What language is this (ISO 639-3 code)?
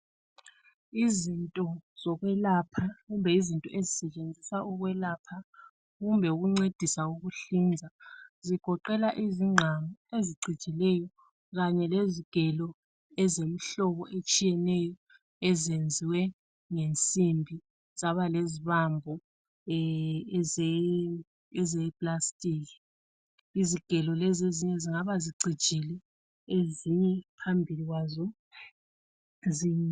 nde